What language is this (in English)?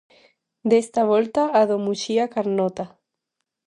Galician